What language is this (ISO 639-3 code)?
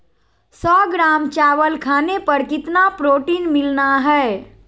mag